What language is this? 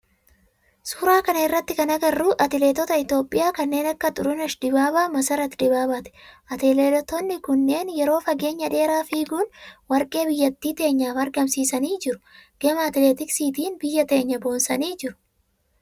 Oromo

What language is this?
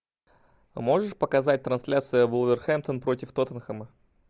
Russian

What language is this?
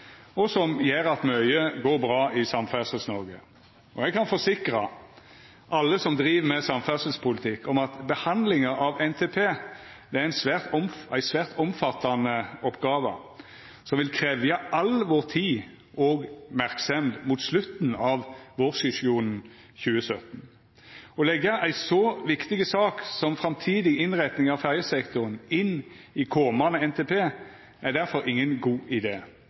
Norwegian Nynorsk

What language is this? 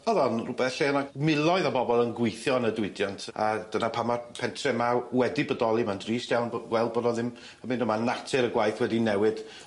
Welsh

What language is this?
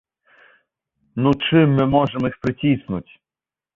Belarusian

